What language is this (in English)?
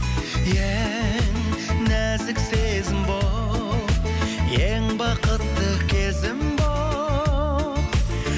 Kazakh